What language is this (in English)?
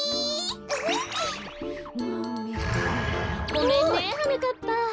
Japanese